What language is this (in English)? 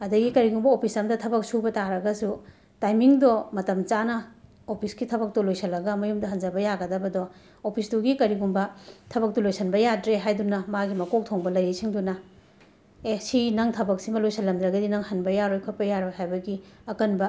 Manipuri